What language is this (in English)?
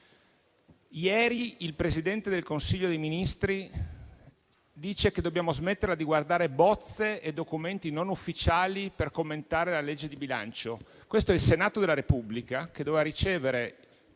Italian